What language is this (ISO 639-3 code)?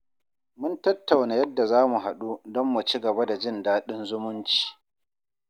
hau